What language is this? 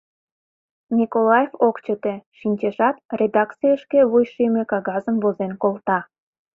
Mari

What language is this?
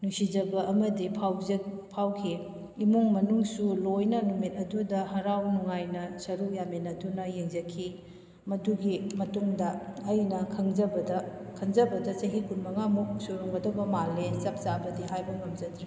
Manipuri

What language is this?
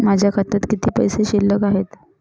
Marathi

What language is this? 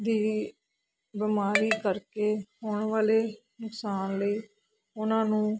Punjabi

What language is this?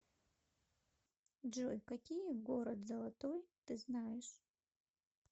Russian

